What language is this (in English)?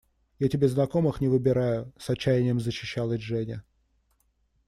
Russian